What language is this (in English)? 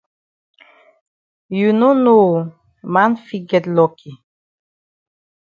Cameroon Pidgin